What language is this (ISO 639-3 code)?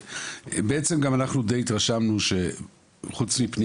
heb